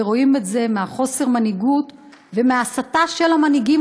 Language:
Hebrew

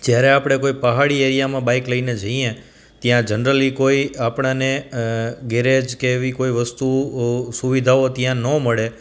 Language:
Gujarati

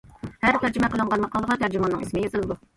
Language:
Uyghur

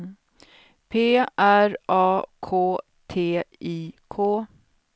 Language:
Swedish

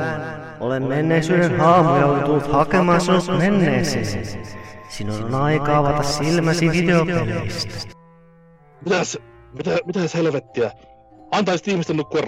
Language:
Finnish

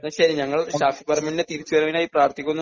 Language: Malayalam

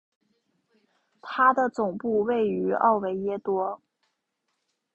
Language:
Chinese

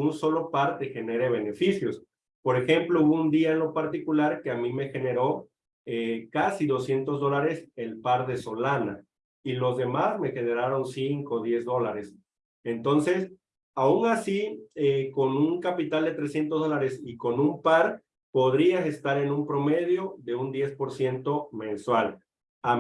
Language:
Spanish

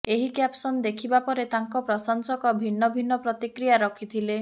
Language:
Odia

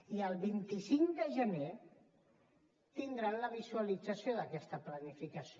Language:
Catalan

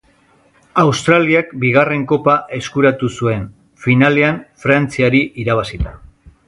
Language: Basque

